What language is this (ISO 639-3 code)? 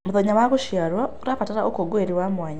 kik